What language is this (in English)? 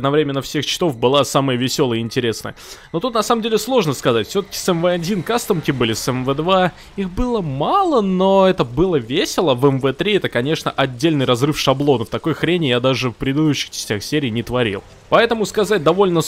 Russian